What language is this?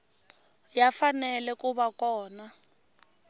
Tsonga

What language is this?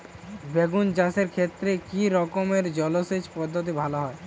Bangla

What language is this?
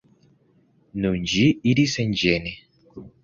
Esperanto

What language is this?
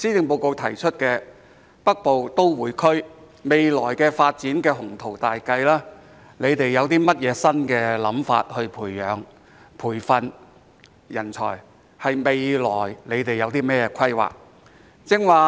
Cantonese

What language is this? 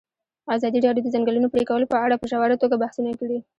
Pashto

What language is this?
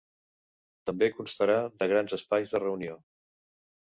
Catalan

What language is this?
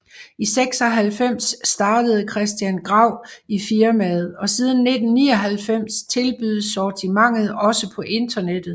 Danish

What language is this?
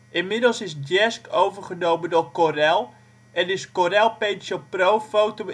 Dutch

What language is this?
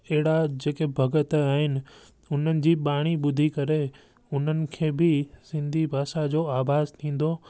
Sindhi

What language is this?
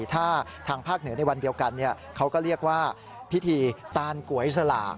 Thai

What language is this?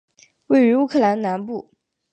Chinese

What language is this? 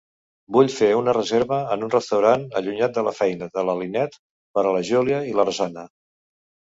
Catalan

